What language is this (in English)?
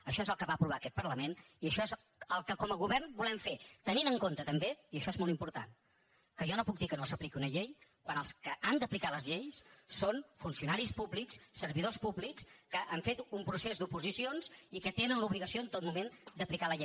Catalan